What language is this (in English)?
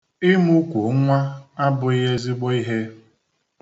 Igbo